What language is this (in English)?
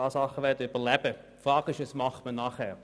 Swiss German